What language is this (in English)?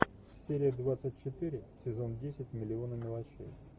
Russian